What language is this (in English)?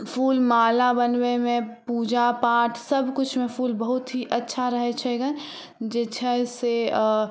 Maithili